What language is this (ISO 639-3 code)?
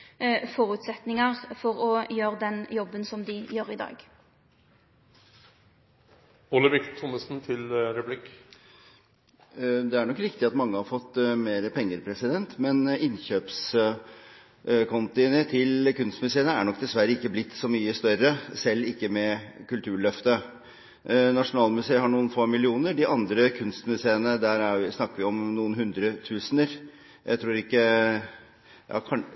nor